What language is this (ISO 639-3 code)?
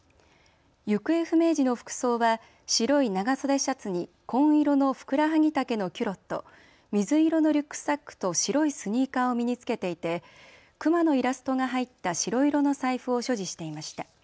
jpn